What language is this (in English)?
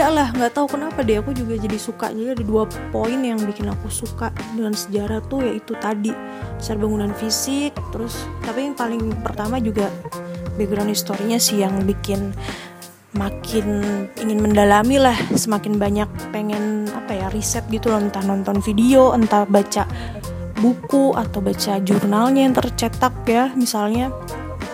Indonesian